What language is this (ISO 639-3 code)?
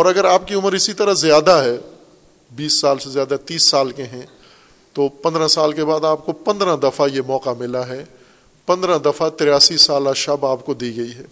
urd